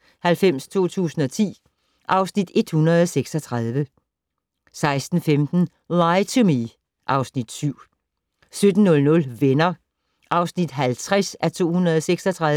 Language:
Danish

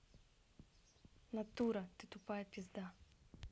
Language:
Russian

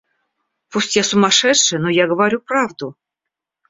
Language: Russian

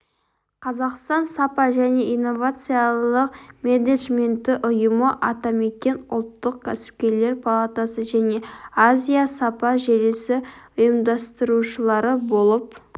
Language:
Kazakh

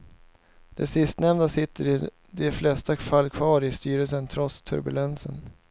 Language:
Swedish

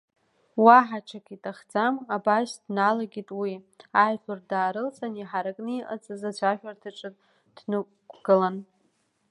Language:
Abkhazian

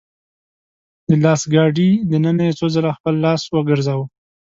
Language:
Pashto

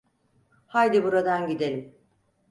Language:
Turkish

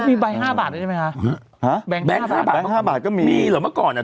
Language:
Thai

